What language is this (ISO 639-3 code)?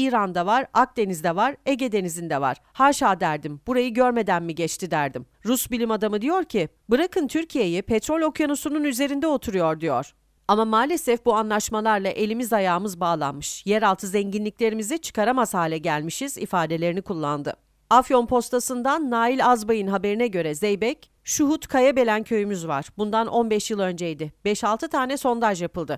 tur